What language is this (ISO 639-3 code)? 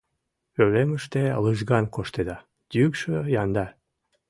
chm